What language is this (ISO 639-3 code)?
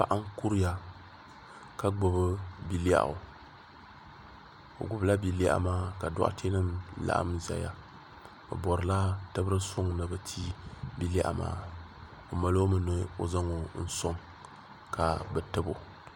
dag